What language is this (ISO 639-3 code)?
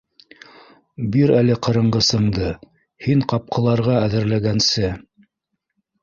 bak